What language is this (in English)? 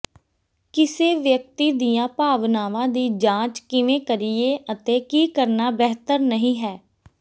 Punjabi